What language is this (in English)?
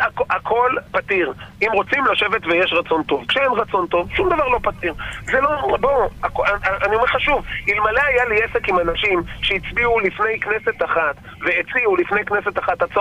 Hebrew